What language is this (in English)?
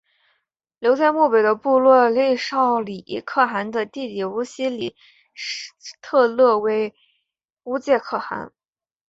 Chinese